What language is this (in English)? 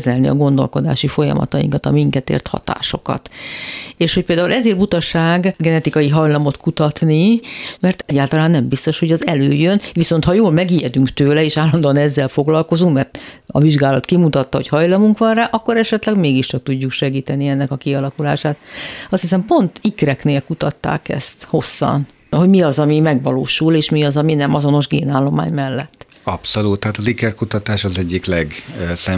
Hungarian